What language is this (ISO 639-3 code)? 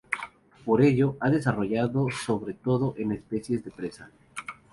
spa